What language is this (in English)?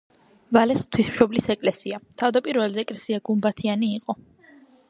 Georgian